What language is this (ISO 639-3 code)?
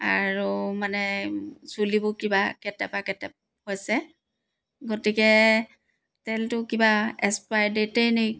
asm